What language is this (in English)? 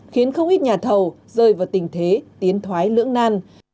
Vietnamese